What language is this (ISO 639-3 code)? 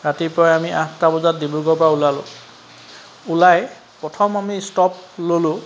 asm